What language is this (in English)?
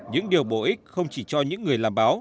Vietnamese